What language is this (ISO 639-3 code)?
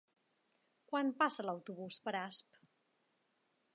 cat